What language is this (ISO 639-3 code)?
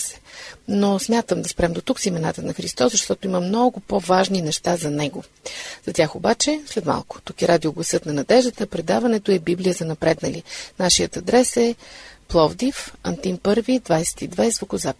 bul